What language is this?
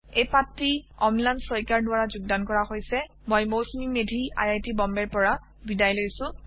Assamese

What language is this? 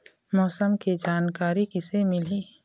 Chhattisgarhi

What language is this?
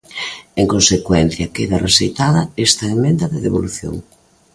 Galician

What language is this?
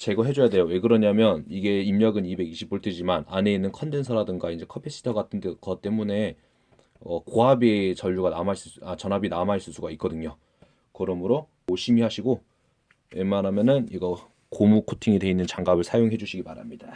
Korean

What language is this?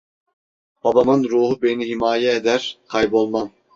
Turkish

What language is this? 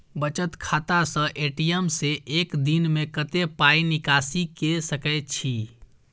Maithili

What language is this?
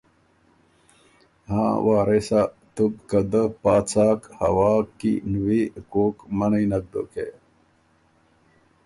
Ormuri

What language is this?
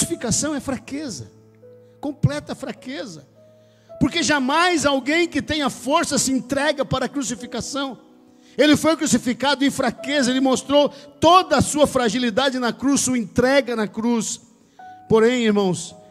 Portuguese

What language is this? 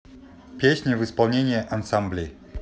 Russian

